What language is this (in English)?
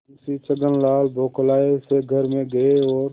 Hindi